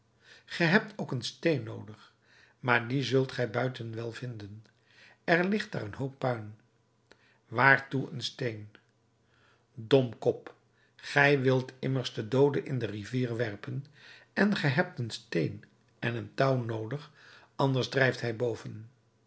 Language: Dutch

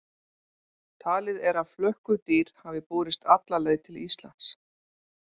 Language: Icelandic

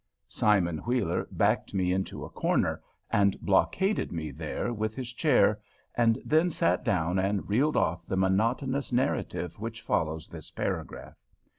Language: English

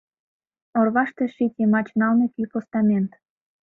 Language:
Mari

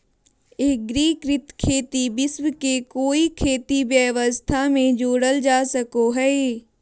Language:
Magahi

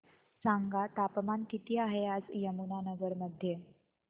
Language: Marathi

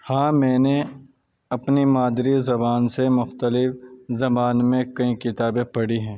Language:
Urdu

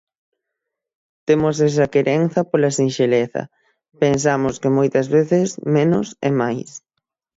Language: Galician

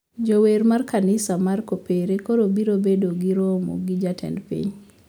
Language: Luo (Kenya and Tanzania)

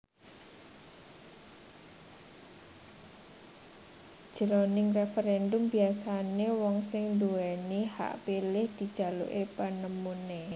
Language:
Javanese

